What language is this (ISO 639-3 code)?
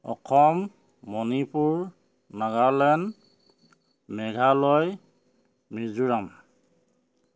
asm